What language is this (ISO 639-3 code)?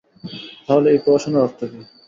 ben